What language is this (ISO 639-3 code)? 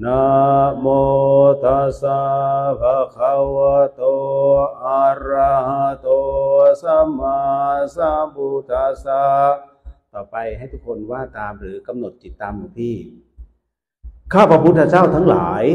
tha